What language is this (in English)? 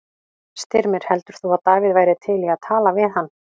Icelandic